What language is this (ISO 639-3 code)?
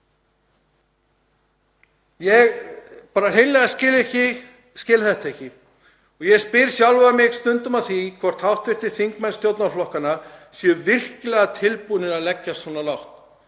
isl